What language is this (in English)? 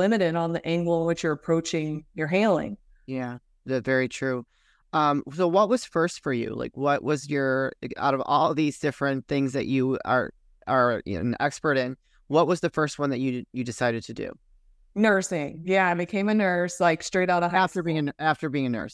English